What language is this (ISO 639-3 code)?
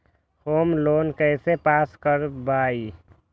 mag